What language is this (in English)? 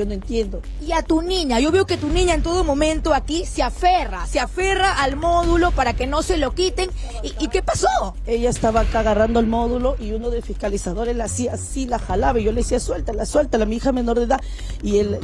Spanish